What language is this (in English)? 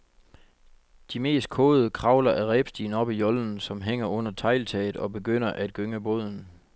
Danish